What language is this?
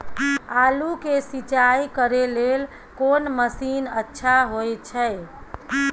Maithili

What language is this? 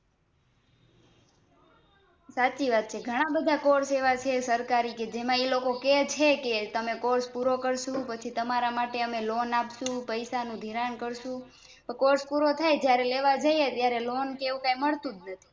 Gujarati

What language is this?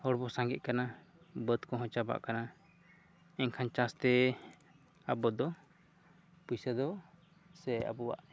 Santali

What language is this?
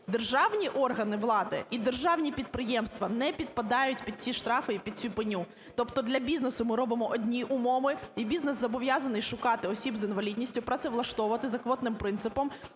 Ukrainian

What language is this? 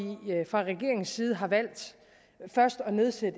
Danish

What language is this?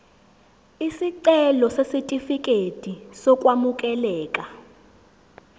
Zulu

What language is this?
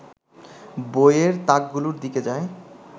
Bangla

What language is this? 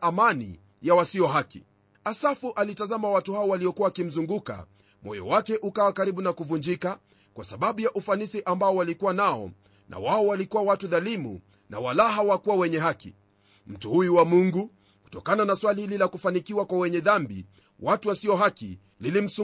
Swahili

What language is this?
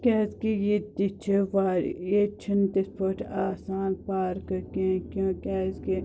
Kashmiri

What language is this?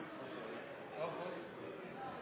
Norwegian Nynorsk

